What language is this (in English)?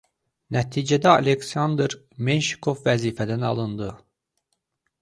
Azerbaijani